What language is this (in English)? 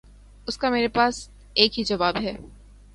Urdu